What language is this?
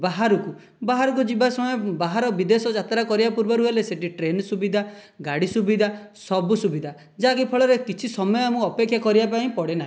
Odia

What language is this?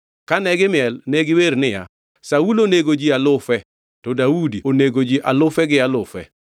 Luo (Kenya and Tanzania)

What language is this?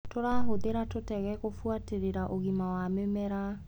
Kikuyu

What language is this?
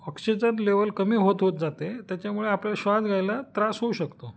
Marathi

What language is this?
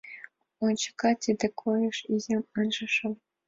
Mari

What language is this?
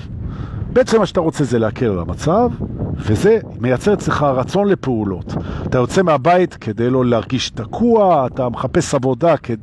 Hebrew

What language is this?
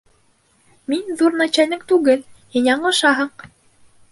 Bashkir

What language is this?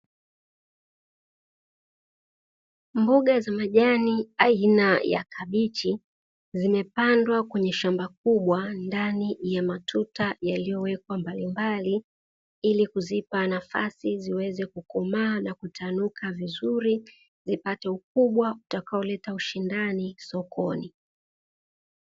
Swahili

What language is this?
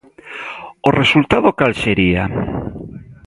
Galician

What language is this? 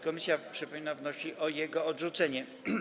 Polish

